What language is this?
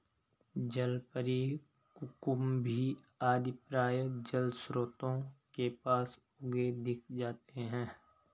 Hindi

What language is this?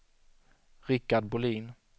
Swedish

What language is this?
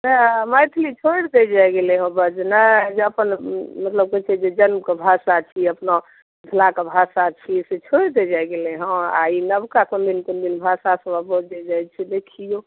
Maithili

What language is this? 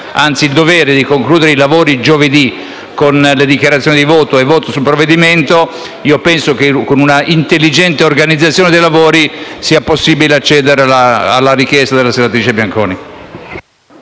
Italian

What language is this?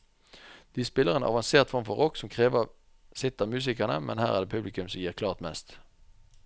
Norwegian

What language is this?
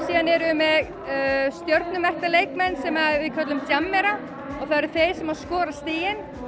Icelandic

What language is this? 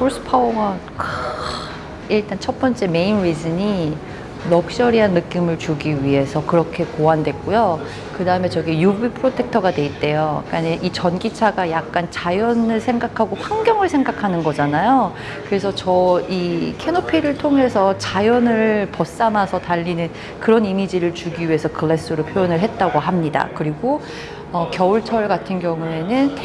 Korean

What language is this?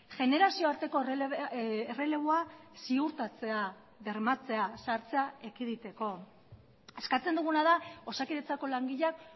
Basque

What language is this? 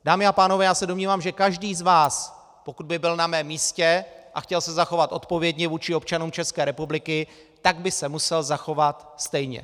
Czech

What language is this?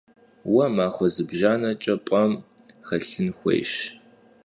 Kabardian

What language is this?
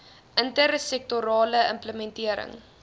Afrikaans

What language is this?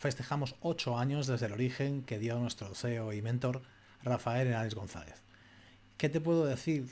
Spanish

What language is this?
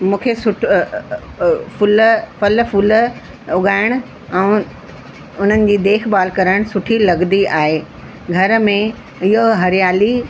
Sindhi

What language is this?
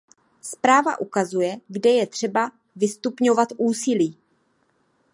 Czech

